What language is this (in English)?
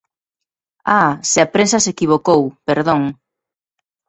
Galician